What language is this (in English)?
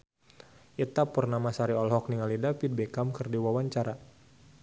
Sundanese